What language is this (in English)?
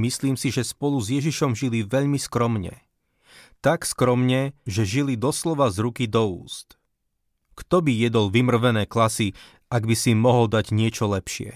Slovak